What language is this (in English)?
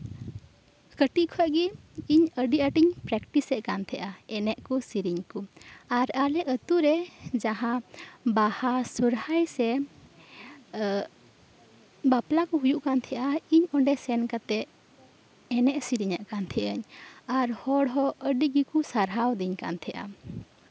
Santali